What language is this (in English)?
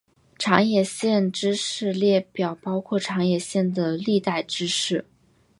Chinese